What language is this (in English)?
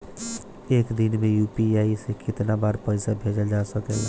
Bhojpuri